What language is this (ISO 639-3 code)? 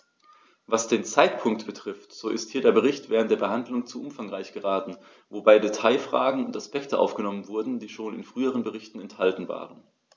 deu